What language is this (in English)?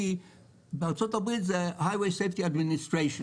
Hebrew